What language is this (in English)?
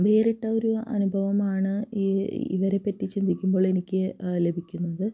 Malayalam